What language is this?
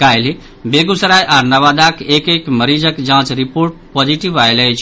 Maithili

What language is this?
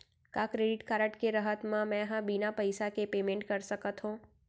Chhattisgarhi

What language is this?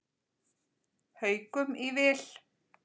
Icelandic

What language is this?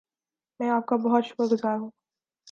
Urdu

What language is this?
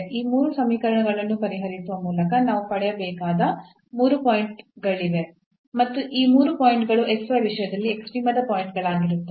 Kannada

